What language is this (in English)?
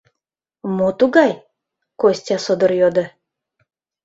Mari